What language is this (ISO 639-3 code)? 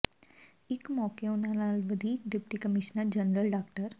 pan